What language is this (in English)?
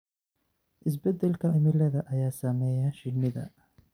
Somali